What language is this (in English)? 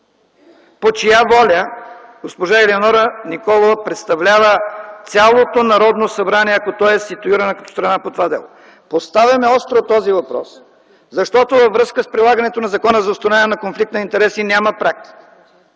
Bulgarian